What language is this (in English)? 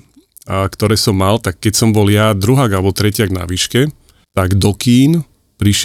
Slovak